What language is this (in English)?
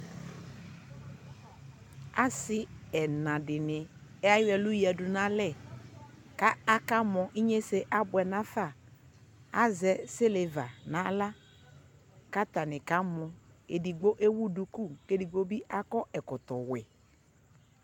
Ikposo